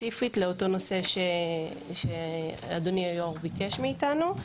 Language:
Hebrew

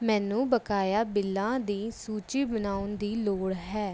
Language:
Punjabi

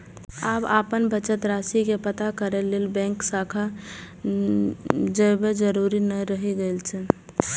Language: Maithili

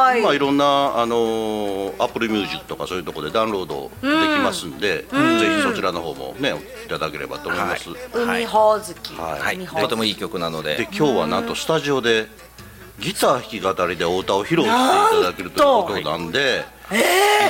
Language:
Japanese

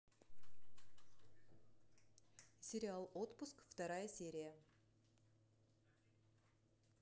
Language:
Russian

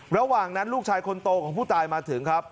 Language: Thai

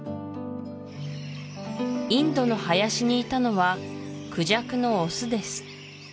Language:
Japanese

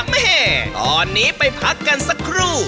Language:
Thai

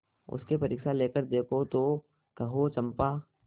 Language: Hindi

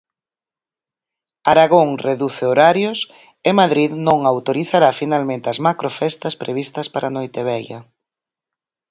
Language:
Galician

